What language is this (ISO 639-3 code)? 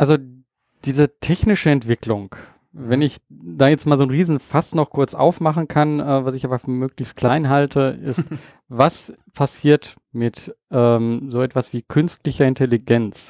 deu